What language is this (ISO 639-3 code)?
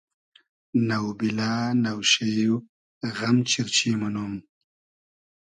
haz